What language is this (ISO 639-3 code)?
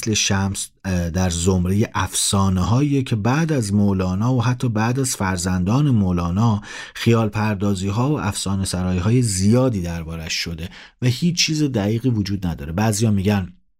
fas